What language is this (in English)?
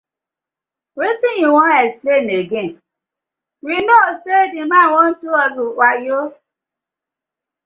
Nigerian Pidgin